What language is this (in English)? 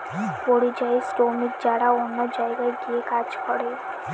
Bangla